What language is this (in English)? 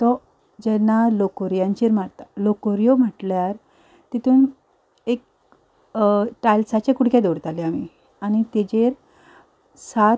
Konkani